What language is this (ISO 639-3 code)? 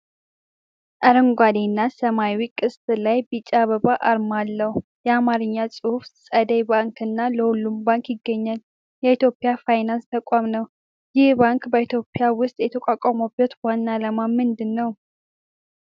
amh